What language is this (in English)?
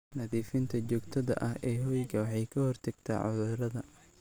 Somali